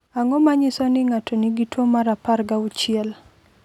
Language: Luo (Kenya and Tanzania)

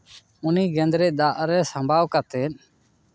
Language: Santali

